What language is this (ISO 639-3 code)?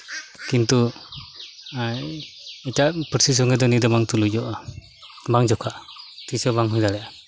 sat